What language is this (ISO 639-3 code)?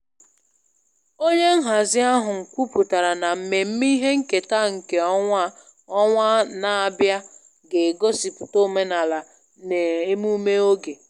ibo